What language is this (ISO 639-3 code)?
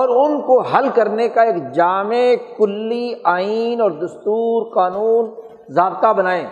urd